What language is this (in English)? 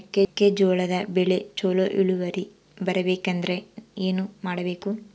Kannada